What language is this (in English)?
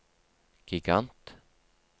Norwegian